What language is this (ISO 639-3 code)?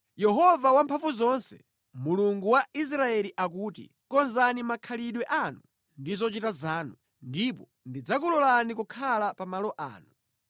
nya